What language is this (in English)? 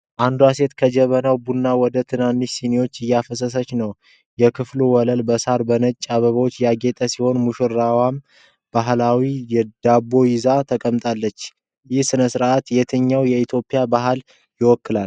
Amharic